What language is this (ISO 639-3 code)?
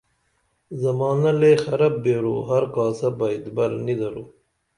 dml